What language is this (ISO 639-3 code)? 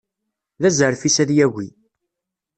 kab